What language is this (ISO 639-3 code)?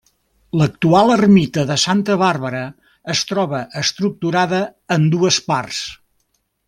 cat